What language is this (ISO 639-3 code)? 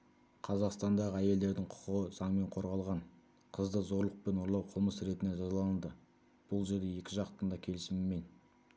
kaz